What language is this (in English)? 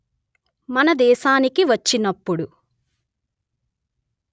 Telugu